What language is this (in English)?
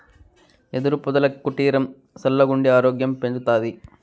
Telugu